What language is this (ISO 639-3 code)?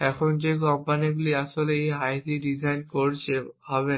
ben